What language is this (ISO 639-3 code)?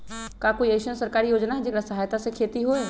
mag